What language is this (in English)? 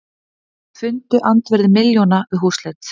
Icelandic